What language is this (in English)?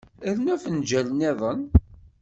Kabyle